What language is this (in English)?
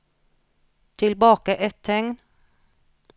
Norwegian